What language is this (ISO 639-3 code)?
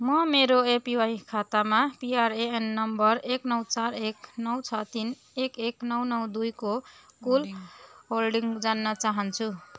nep